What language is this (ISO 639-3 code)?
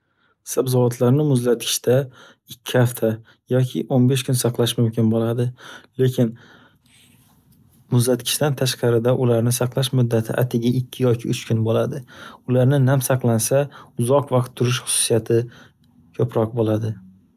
uzb